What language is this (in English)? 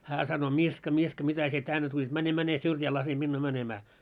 Finnish